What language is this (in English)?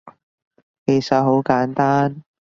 Cantonese